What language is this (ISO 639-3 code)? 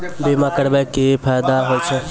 mai